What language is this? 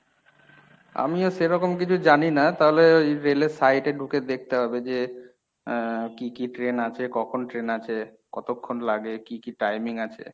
Bangla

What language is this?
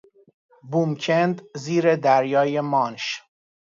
Persian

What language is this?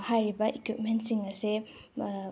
Manipuri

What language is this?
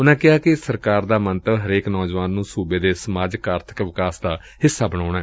Punjabi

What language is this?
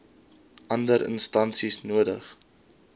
Afrikaans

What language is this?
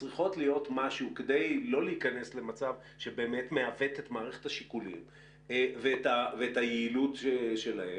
Hebrew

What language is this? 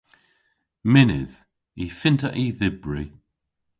Cornish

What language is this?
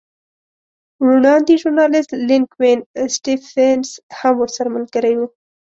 Pashto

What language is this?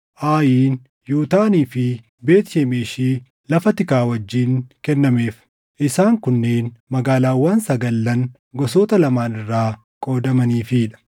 Oromo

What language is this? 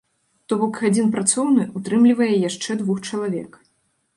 Belarusian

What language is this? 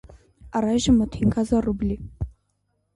Armenian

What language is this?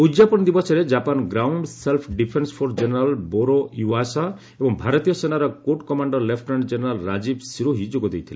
Odia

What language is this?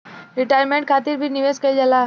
Bhojpuri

